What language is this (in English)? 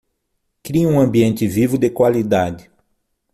Portuguese